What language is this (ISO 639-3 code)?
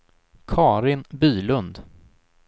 swe